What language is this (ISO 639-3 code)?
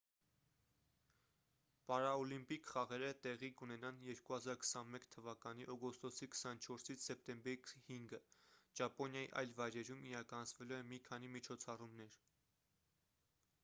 hye